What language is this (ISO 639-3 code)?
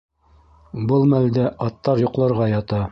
bak